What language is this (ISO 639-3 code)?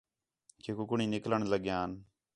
xhe